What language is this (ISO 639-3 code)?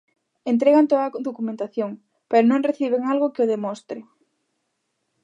glg